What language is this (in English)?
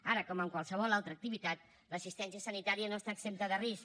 Catalan